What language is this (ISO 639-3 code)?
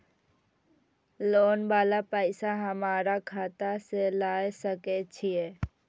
mai